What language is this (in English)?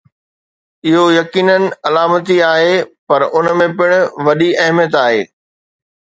Sindhi